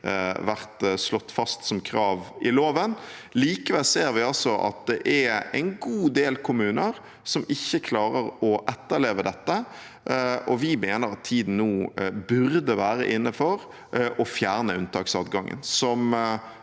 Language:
Norwegian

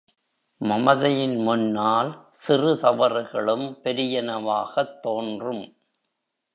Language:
Tamil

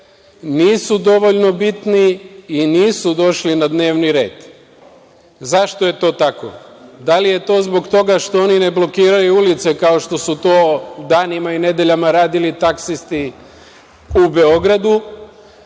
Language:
Serbian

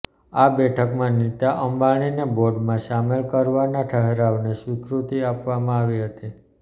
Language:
Gujarati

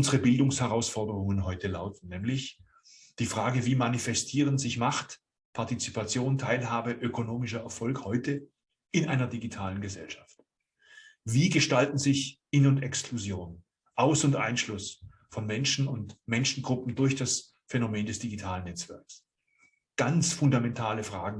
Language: German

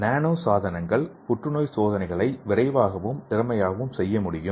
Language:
Tamil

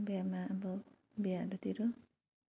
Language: Nepali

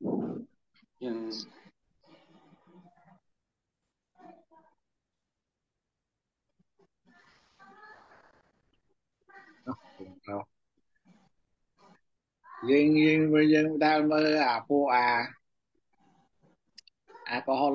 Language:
Vietnamese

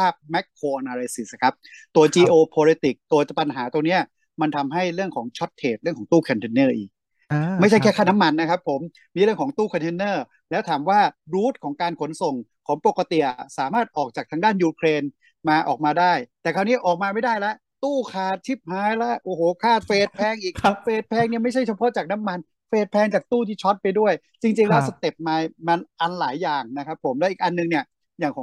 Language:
Thai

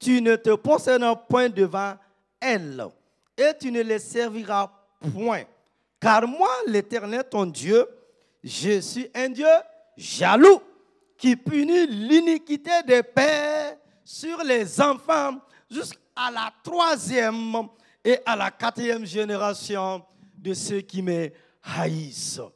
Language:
French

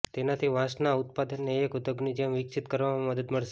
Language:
Gujarati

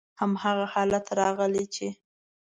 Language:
Pashto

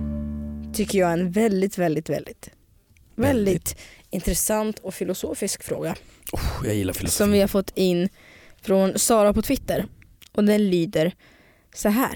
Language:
Swedish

